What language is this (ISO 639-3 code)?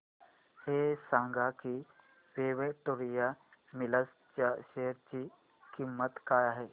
mar